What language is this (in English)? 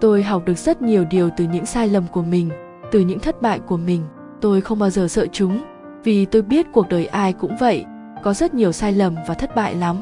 Vietnamese